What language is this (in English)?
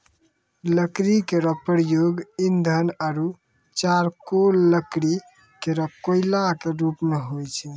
Maithili